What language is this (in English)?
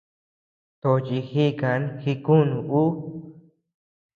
Tepeuxila Cuicatec